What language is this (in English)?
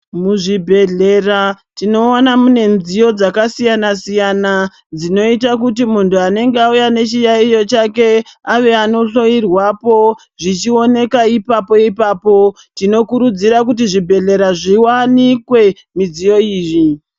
Ndau